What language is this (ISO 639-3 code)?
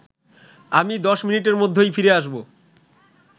ben